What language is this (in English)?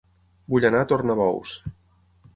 Catalan